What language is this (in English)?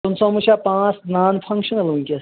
Kashmiri